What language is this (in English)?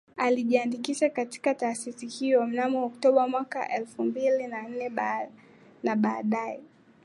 Swahili